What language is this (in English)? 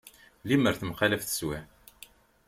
Kabyle